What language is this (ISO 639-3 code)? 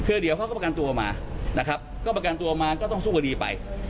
tha